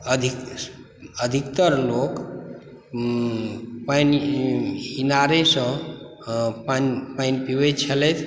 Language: Maithili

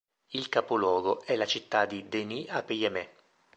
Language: Italian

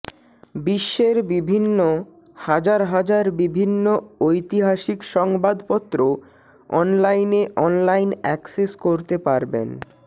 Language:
Bangla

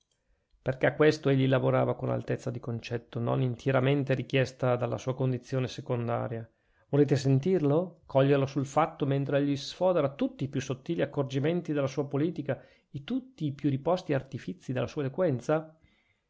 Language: Italian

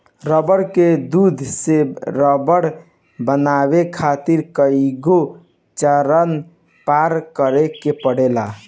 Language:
Bhojpuri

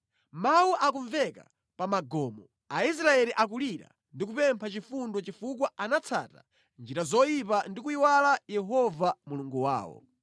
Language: Nyanja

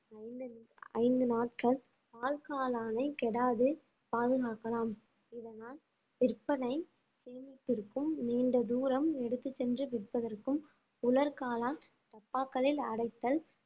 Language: Tamil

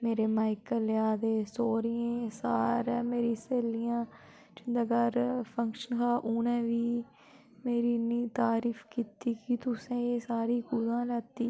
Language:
Dogri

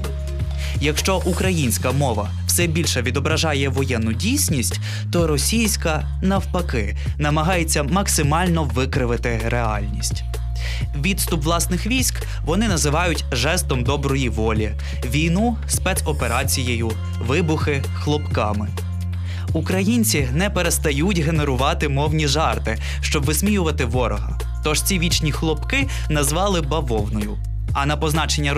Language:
Ukrainian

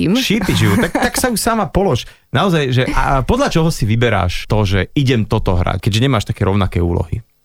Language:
Slovak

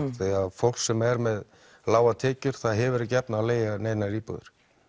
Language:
Icelandic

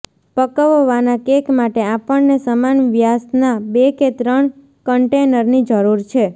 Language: Gujarati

